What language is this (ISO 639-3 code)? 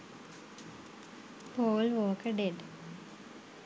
sin